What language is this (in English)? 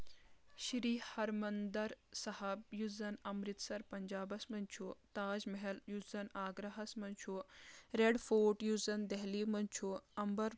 Kashmiri